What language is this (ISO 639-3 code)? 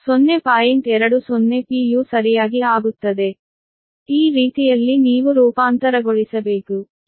kan